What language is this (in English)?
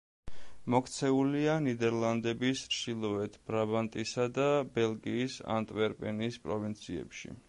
Georgian